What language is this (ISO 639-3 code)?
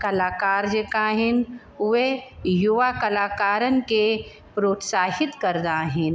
snd